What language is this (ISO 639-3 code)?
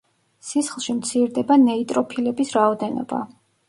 kat